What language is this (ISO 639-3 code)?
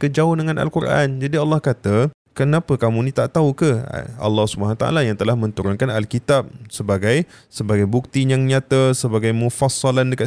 msa